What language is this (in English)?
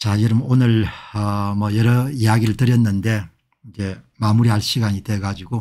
Korean